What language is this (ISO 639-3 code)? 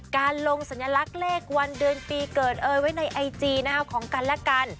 tha